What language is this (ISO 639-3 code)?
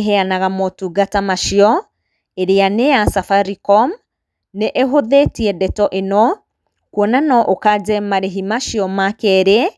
kik